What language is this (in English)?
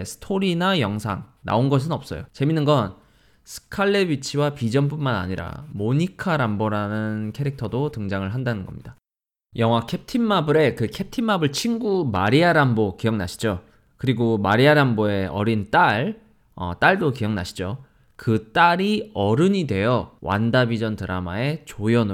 Korean